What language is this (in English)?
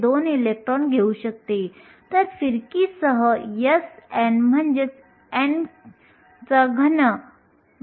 Marathi